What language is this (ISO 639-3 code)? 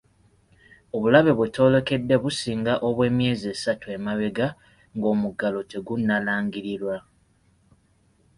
lug